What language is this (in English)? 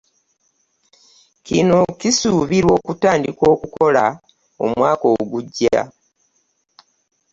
Ganda